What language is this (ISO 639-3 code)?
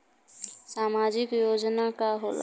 bho